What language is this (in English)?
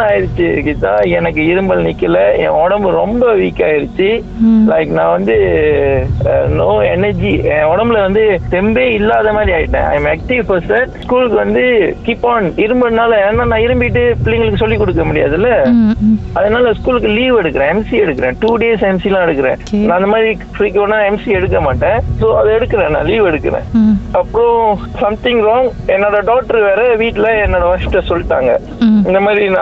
Tamil